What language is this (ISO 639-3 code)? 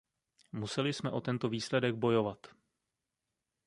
ces